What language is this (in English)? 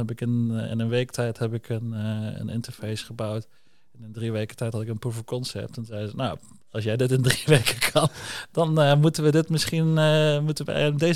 Dutch